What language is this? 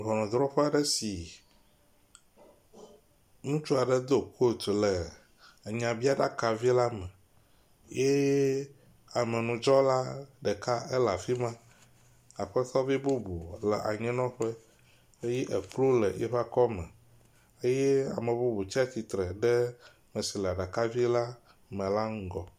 Ewe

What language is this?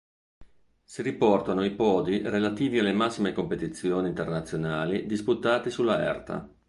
Italian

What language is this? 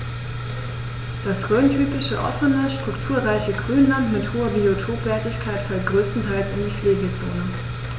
German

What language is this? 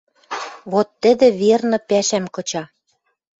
Western Mari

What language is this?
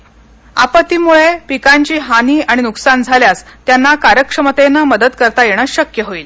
Marathi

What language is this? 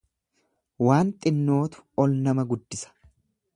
Oromo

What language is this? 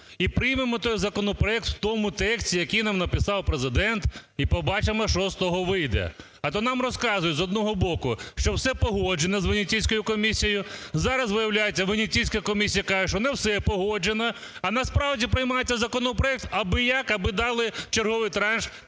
Ukrainian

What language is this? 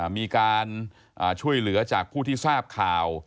Thai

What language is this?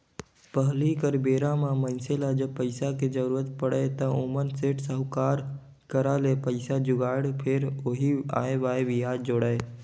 Chhattisgarhi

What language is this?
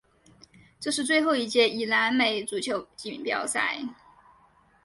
Chinese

